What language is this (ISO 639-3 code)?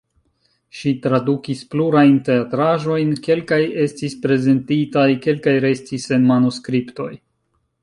epo